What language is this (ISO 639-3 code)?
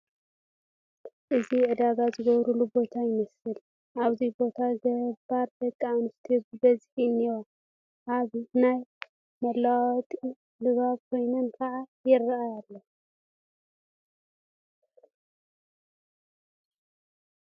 tir